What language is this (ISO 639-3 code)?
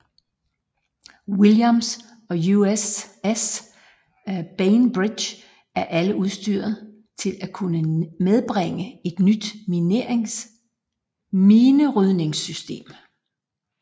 dan